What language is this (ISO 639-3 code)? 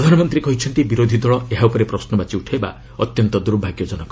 ori